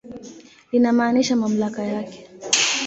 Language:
Swahili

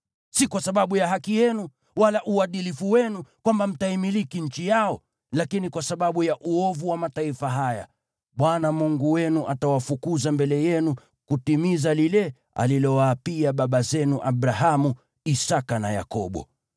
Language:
Swahili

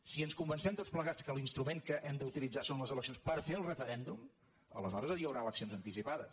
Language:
Catalan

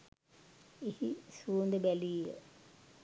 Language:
Sinhala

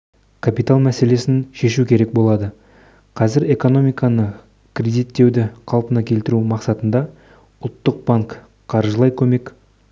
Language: Kazakh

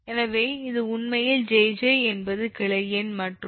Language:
Tamil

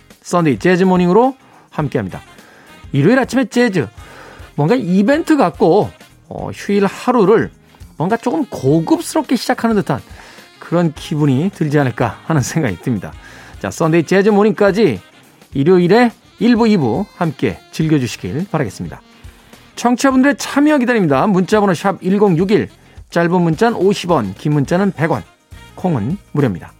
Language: Korean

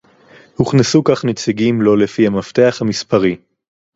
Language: Hebrew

